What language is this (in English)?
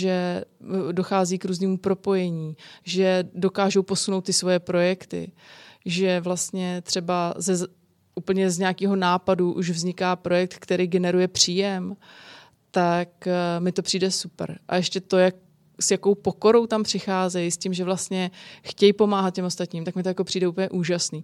Czech